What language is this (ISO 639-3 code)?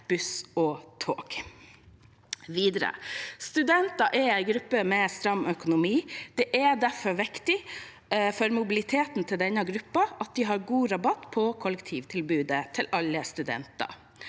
nor